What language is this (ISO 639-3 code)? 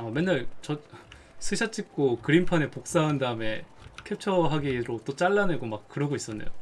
kor